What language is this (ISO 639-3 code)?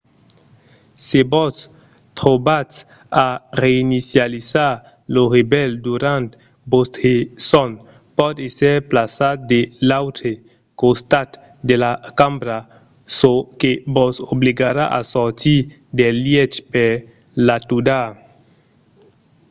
oci